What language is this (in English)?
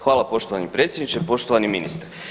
Croatian